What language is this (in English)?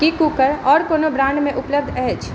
Maithili